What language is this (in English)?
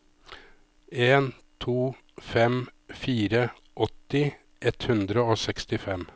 Norwegian